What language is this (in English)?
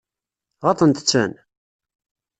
Kabyle